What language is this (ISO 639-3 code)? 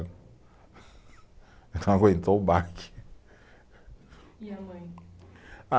por